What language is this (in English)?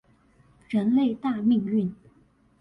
Chinese